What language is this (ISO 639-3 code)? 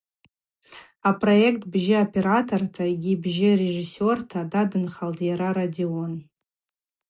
abq